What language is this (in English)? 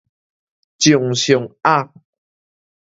Min Nan Chinese